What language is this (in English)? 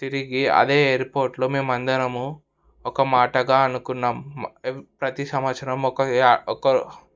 Telugu